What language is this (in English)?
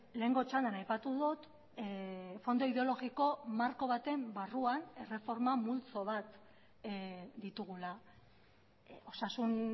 Basque